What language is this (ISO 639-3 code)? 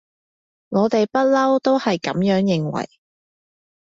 yue